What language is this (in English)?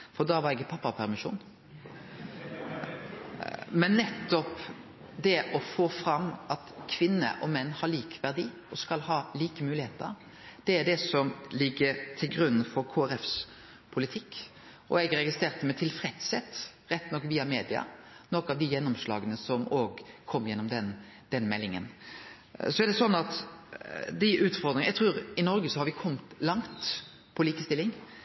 Norwegian Nynorsk